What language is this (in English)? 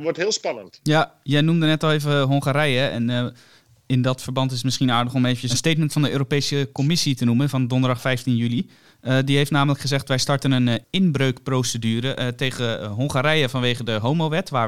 Dutch